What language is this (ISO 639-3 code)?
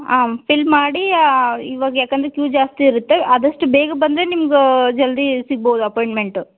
kan